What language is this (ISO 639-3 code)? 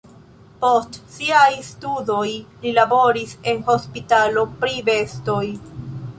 epo